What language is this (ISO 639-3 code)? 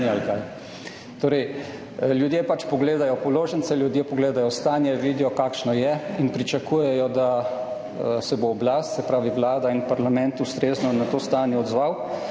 slv